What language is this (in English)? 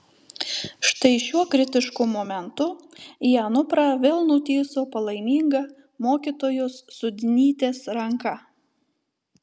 Lithuanian